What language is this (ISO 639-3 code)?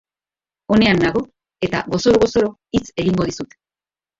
eus